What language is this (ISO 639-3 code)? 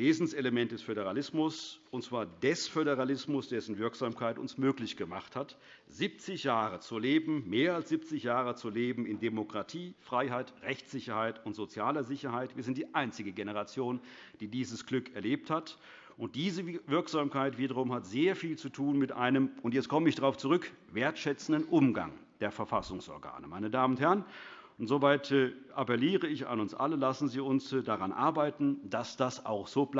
deu